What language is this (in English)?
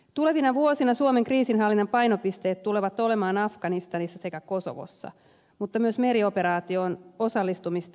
Finnish